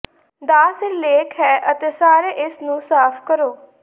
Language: Punjabi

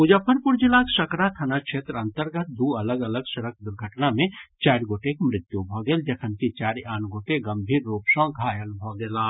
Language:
Maithili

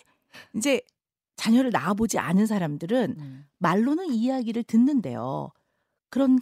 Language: Korean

